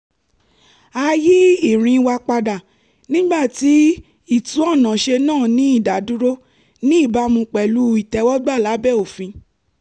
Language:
Yoruba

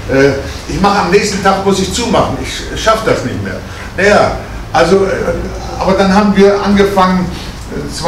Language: German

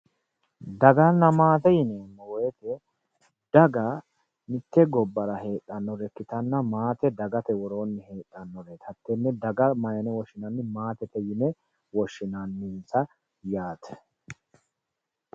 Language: Sidamo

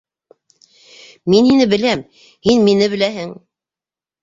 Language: Bashkir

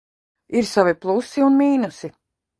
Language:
Latvian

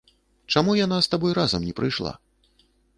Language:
Belarusian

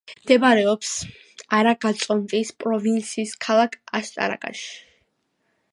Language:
Georgian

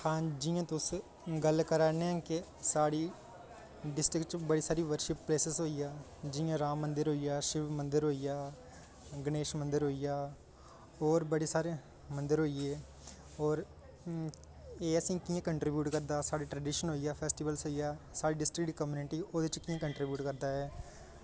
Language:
Dogri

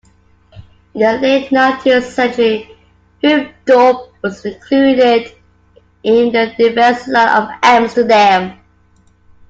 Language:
English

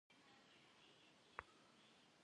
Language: Kabardian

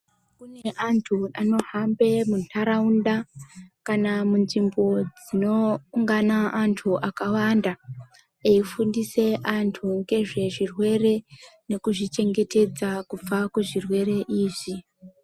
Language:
Ndau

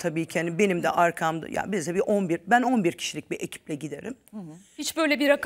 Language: Turkish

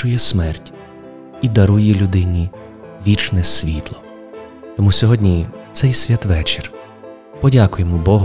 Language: Ukrainian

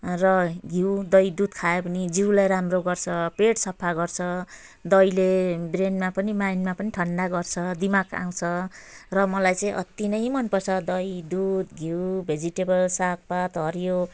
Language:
Nepali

